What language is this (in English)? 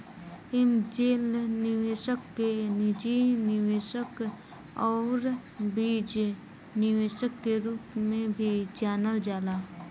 Bhojpuri